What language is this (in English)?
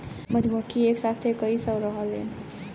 Bhojpuri